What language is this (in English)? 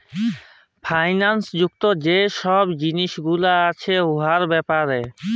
Bangla